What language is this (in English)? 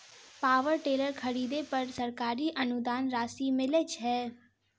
Maithili